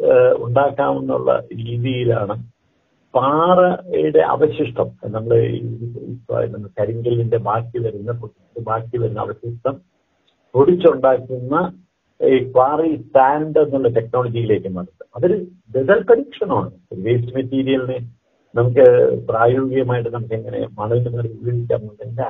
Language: Malayalam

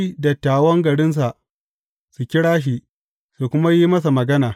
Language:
Hausa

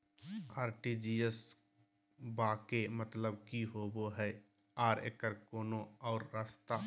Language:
Magahi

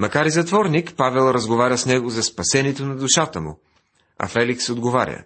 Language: Bulgarian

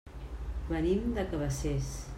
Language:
Catalan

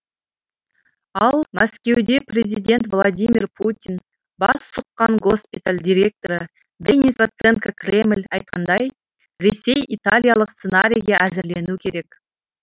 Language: Kazakh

